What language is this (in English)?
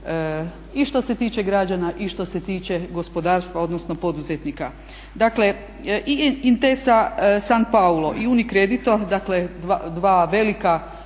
Croatian